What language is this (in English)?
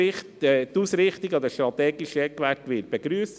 Swiss German